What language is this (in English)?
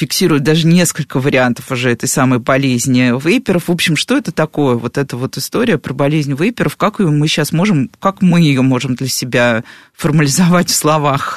Russian